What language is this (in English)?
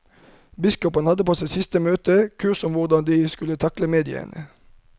Norwegian